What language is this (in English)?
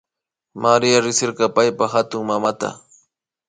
Imbabura Highland Quichua